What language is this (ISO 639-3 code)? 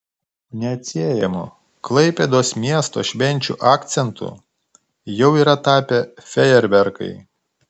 lit